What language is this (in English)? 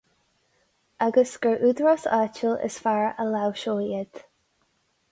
Irish